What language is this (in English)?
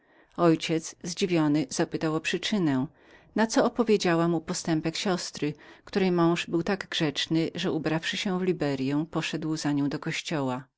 Polish